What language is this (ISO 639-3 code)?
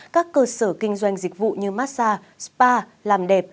vie